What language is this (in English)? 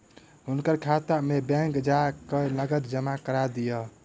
Maithili